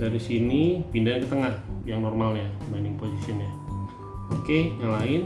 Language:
Indonesian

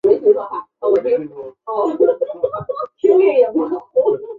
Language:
Chinese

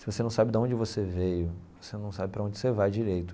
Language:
Portuguese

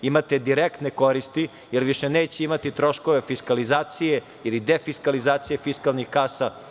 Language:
Serbian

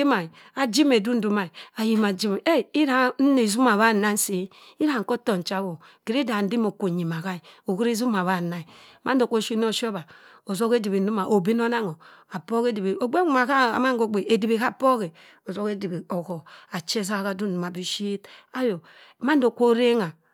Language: Cross River Mbembe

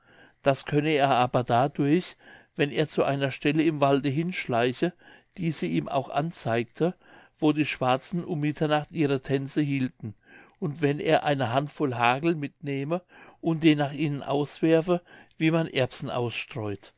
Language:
German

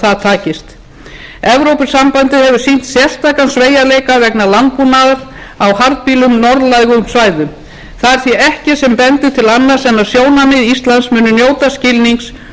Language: Icelandic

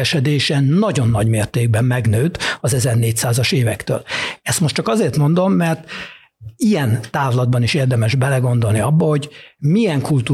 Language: Hungarian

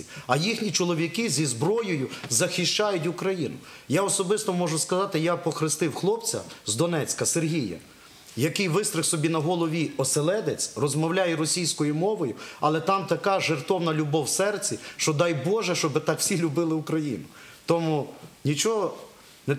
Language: Ukrainian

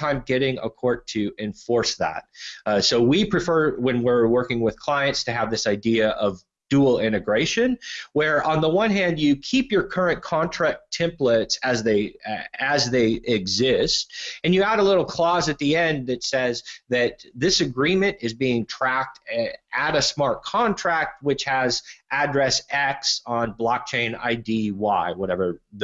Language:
English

